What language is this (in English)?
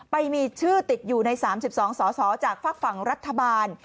Thai